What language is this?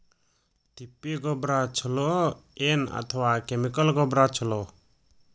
Kannada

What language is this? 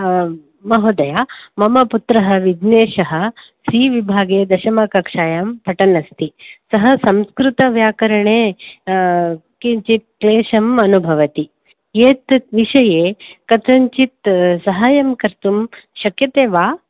Sanskrit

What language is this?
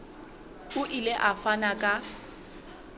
Southern Sotho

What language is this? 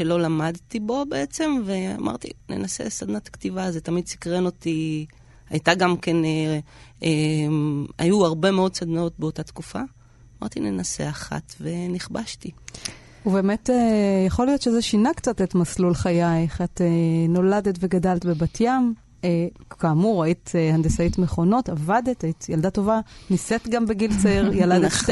Hebrew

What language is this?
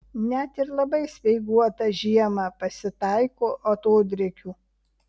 Lithuanian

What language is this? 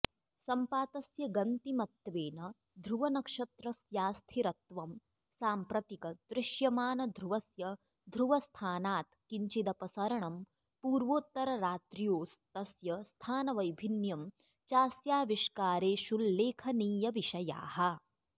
Sanskrit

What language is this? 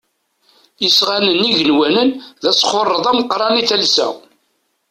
Kabyle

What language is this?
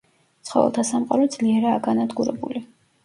Georgian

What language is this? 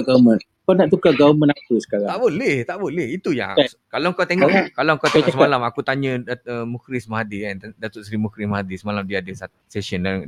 Malay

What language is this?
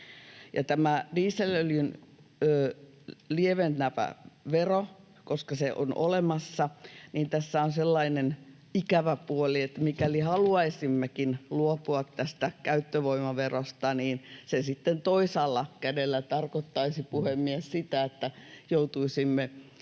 Finnish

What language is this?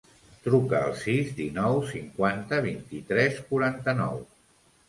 Catalan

